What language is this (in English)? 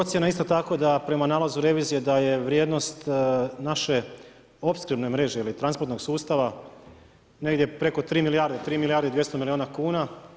Croatian